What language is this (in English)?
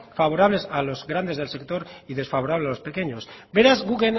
Spanish